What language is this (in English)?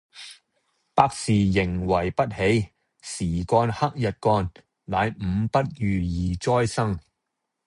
Cantonese